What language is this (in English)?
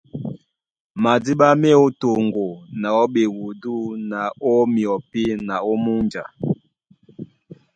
Duala